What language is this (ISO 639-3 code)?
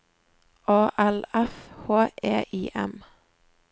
nor